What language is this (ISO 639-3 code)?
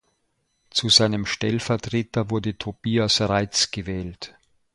deu